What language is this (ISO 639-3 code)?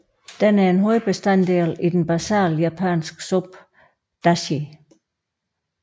dan